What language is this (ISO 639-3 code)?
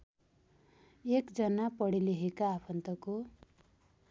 nep